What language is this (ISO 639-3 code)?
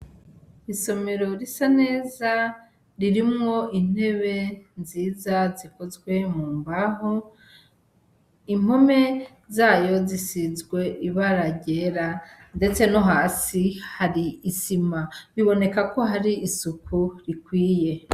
run